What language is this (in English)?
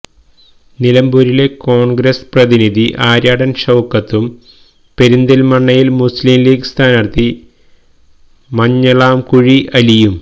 Malayalam